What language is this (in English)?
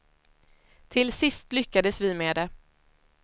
Swedish